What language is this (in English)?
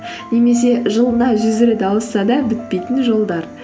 Kazakh